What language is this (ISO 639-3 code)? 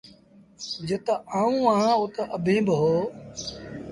sbn